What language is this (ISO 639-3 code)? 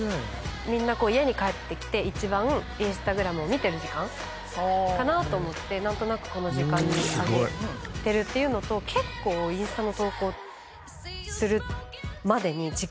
jpn